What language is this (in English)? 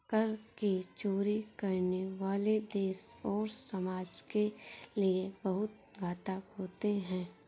Hindi